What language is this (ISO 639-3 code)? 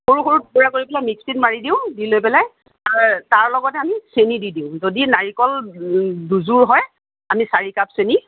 asm